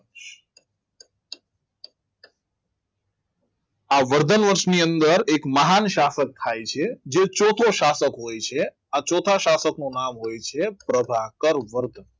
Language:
Gujarati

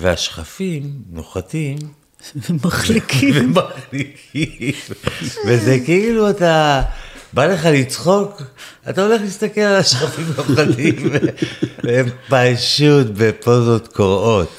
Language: Hebrew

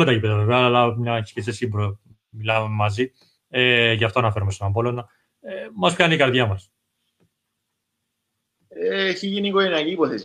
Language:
Greek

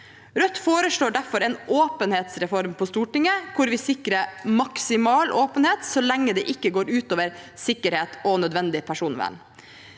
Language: Norwegian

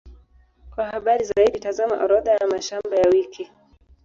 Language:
Swahili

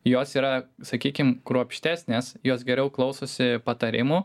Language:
Lithuanian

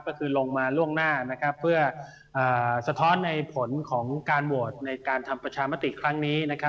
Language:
Thai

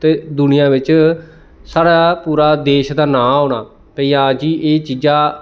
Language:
Dogri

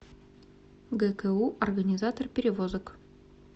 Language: Russian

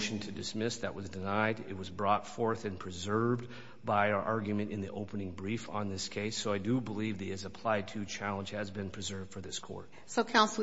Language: English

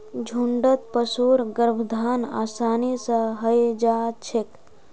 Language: Magahi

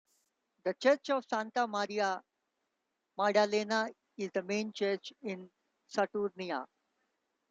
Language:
English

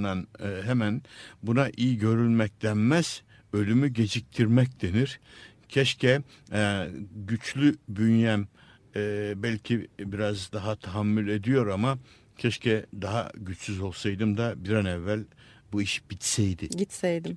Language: Turkish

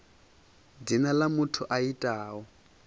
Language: Venda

